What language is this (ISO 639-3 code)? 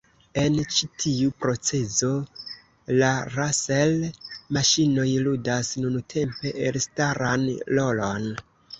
epo